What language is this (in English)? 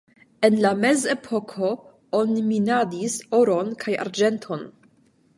Esperanto